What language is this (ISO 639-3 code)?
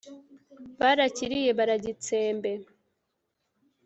kin